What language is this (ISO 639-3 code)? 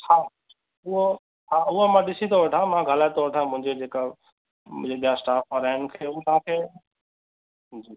snd